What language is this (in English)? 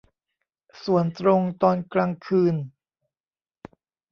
Thai